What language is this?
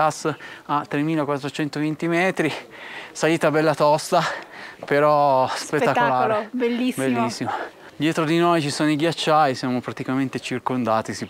Italian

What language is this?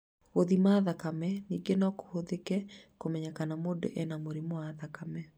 Kikuyu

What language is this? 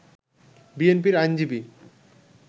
Bangla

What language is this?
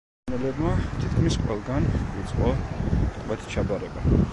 Georgian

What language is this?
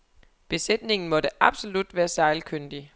Danish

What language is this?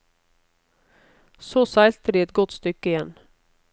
Norwegian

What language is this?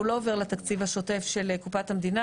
Hebrew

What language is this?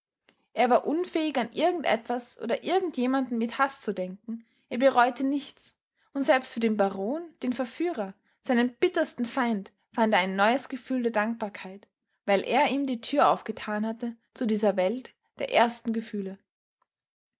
German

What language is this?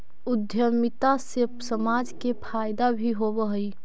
Magahi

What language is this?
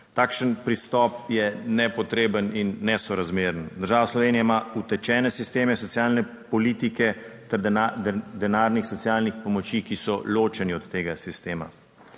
Slovenian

